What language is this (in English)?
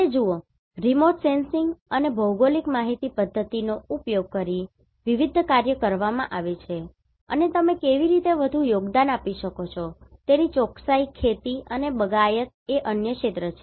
Gujarati